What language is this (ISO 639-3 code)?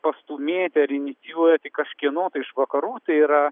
lit